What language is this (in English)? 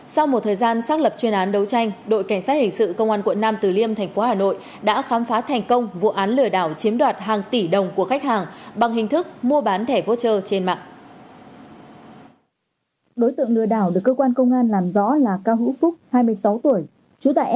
Vietnamese